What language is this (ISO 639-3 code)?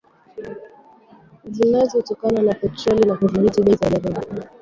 swa